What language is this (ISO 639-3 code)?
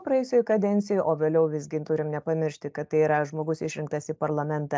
lit